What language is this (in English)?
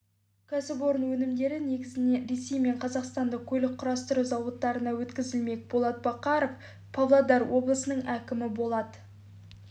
Kazakh